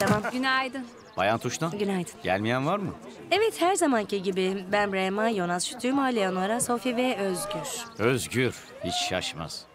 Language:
Turkish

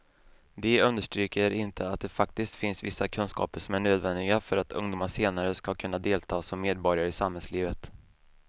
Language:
Swedish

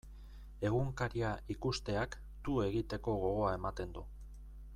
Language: Basque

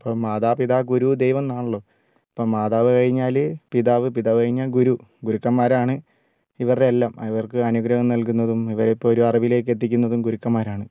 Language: Malayalam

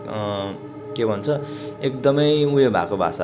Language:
Nepali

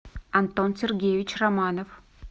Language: Russian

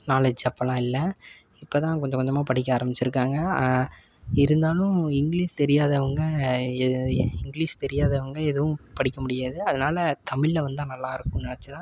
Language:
Tamil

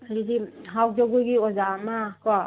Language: Manipuri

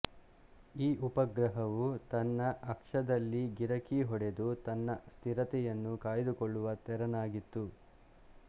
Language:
Kannada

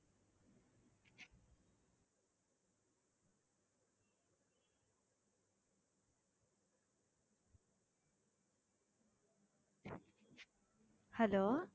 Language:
Tamil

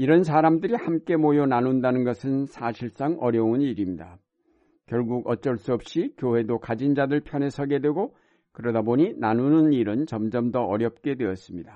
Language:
Korean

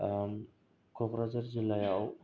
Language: Bodo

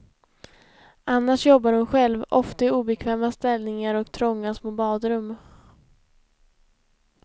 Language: Swedish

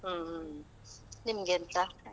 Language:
Kannada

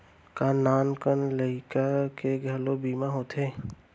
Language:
Chhattisgarhi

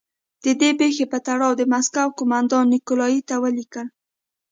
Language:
Pashto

